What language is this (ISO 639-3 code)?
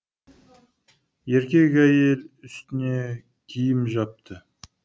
kaz